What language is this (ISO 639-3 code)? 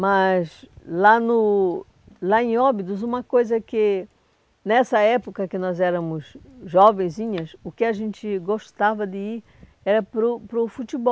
por